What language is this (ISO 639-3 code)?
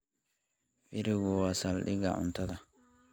som